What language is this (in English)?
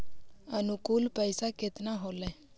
Magahi